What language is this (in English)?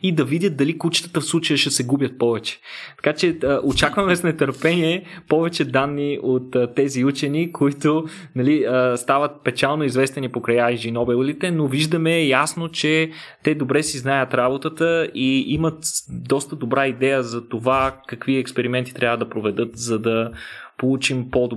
Bulgarian